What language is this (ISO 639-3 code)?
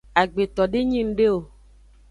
ajg